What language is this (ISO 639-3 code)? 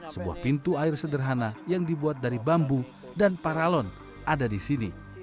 ind